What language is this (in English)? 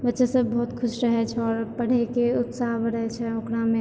Maithili